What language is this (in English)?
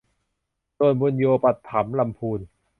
Thai